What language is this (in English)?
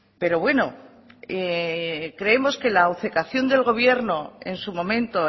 Spanish